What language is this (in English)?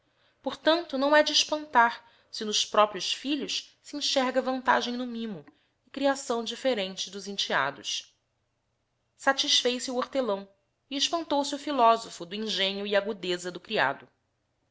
Portuguese